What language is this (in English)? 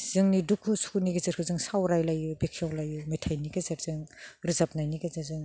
Bodo